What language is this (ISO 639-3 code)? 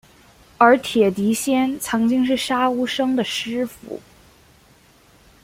zho